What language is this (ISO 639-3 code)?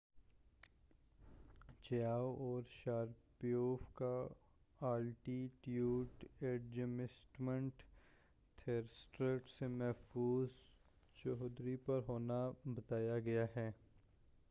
urd